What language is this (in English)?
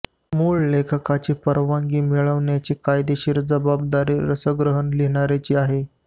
Marathi